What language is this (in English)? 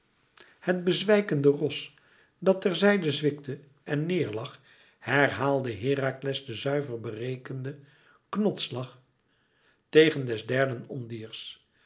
Dutch